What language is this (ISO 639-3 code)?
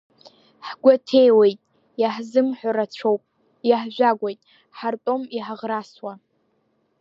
abk